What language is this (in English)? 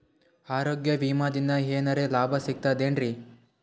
Kannada